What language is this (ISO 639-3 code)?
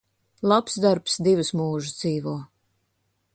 lav